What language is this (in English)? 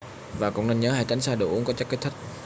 Vietnamese